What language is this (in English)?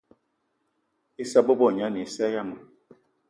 Eton (Cameroon)